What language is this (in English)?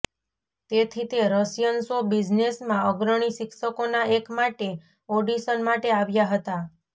Gujarati